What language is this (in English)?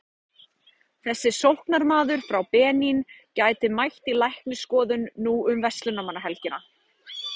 Icelandic